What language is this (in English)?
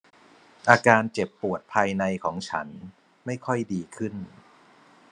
Thai